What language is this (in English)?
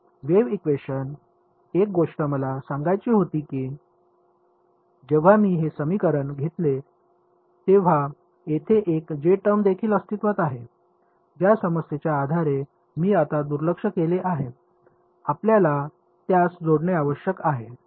Marathi